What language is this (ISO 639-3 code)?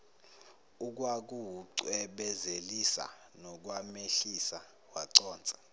zul